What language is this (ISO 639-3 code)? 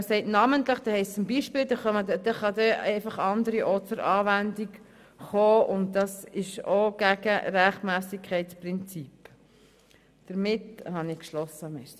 gsw